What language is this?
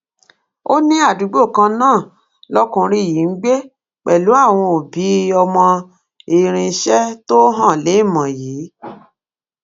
Yoruba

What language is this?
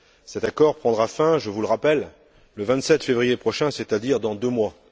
French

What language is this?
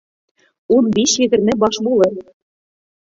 Bashkir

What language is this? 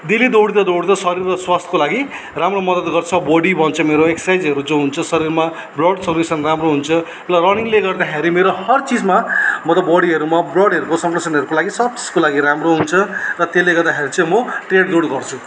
Nepali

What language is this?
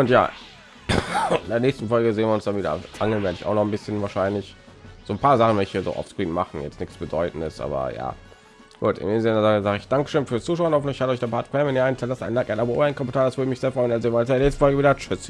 German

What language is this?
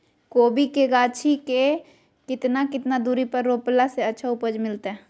Magahi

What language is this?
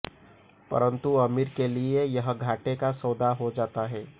Hindi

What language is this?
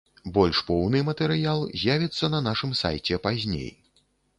Belarusian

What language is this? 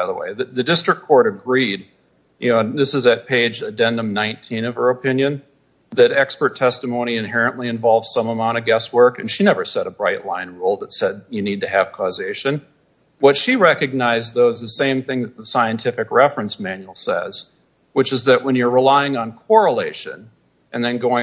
English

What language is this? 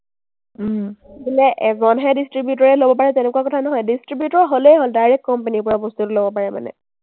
Assamese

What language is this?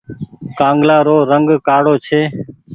Goaria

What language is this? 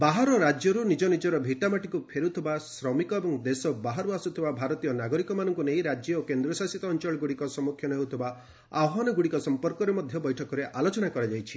Odia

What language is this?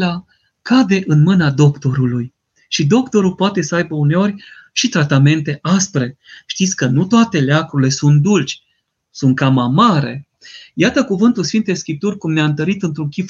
Romanian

